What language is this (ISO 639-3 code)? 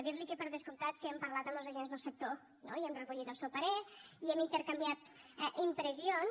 cat